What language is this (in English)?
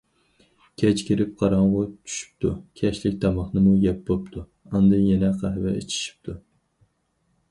Uyghur